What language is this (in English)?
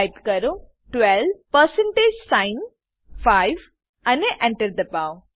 Gujarati